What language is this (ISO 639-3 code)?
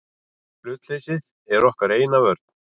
isl